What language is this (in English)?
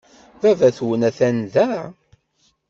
Kabyle